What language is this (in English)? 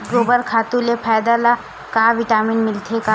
Chhattisgarhi